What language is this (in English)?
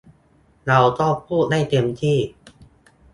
Thai